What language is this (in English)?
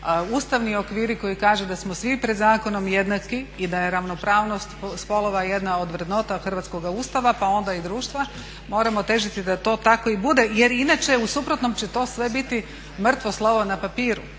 Croatian